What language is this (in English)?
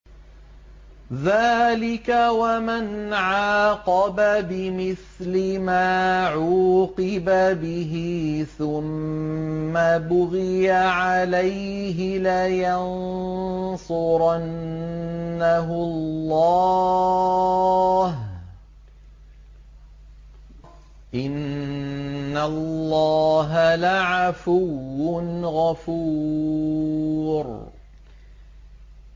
Arabic